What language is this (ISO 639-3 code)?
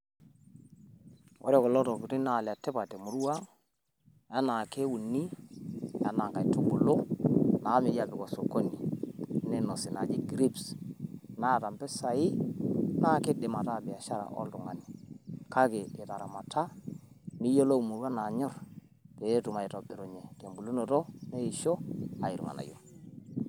mas